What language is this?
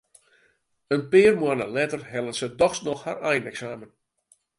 Western Frisian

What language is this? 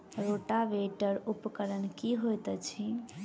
Maithili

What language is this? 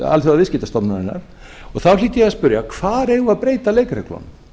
Icelandic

